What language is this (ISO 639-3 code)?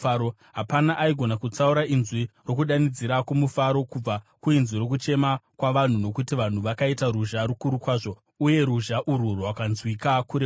sna